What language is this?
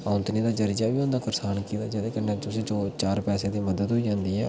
Dogri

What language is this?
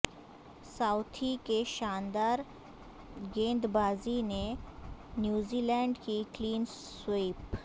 Urdu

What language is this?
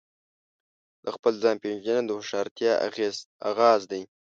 Pashto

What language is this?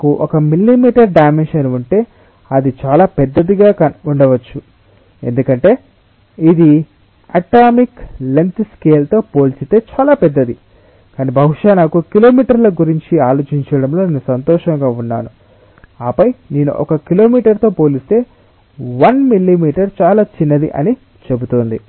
Telugu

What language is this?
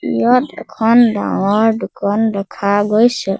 Assamese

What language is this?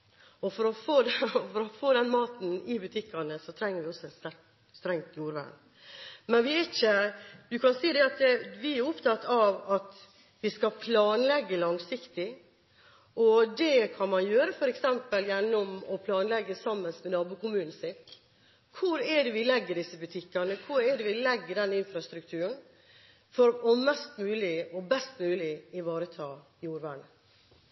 Norwegian Bokmål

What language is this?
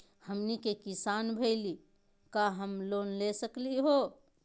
Magahi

